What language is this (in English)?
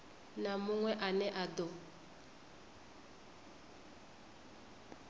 Venda